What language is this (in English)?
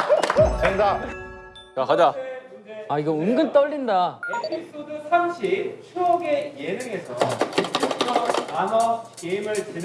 Korean